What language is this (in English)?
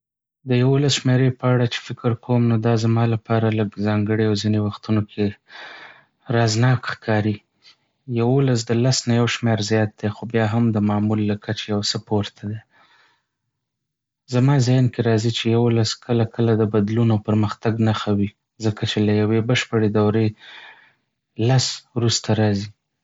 Pashto